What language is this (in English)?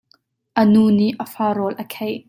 Hakha Chin